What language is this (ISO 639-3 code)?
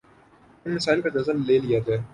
urd